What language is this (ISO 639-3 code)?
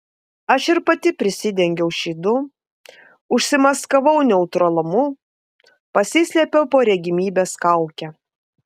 lit